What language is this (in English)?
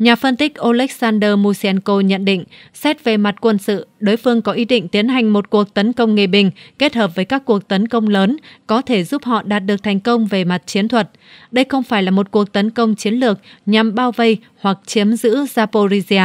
Vietnamese